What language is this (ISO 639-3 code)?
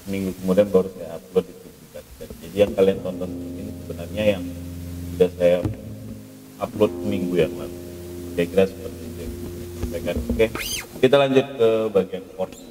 ind